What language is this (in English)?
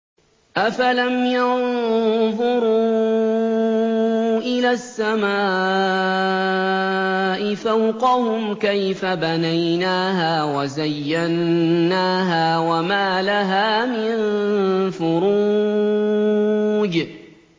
Arabic